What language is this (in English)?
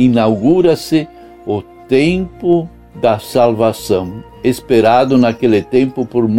Portuguese